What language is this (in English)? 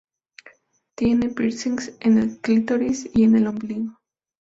Spanish